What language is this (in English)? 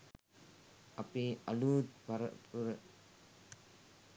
Sinhala